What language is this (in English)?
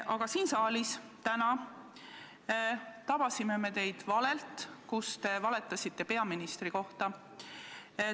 Estonian